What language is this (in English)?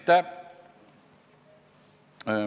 Estonian